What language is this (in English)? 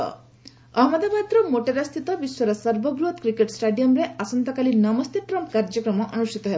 Odia